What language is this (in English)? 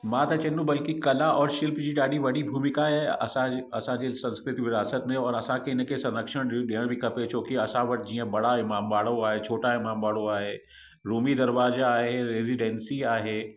Sindhi